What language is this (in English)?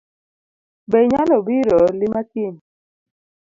Luo (Kenya and Tanzania)